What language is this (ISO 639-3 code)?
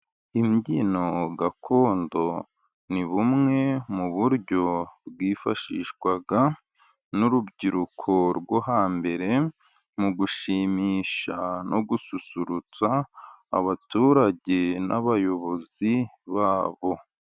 kin